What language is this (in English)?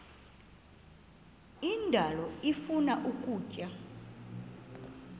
Xhosa